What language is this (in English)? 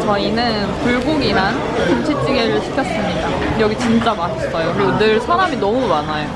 Korean